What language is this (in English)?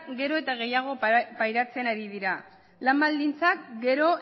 Basque